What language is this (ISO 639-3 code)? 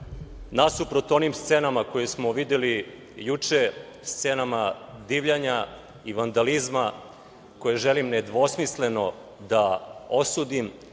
srp